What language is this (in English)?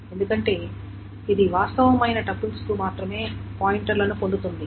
Telugu